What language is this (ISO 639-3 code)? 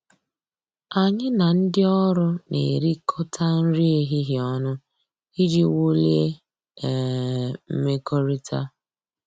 ibo